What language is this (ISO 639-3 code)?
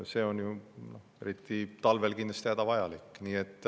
est